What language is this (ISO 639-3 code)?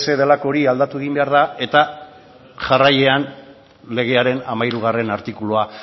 eus